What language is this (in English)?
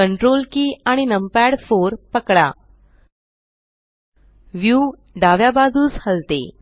Marathi